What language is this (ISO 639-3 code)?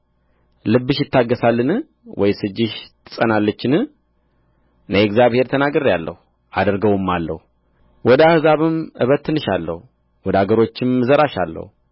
amh